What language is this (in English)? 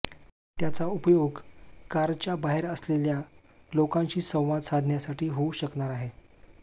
Marathi